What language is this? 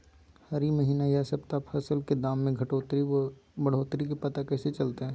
Magahi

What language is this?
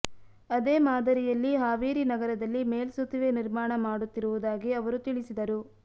Kannada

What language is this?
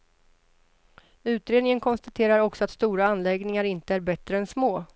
Swedish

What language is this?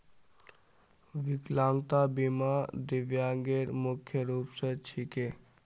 Magahi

